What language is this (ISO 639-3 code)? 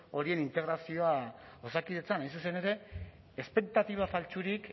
eus